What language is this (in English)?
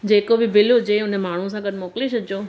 Sindhi